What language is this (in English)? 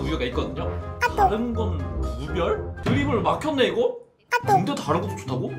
Korean